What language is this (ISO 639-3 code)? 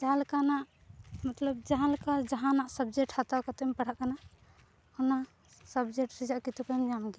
sat